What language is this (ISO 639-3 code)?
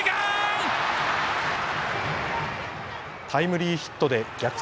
jpn